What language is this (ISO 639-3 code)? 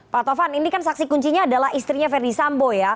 ind